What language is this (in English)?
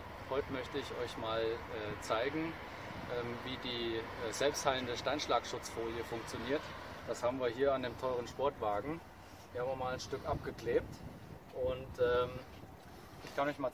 German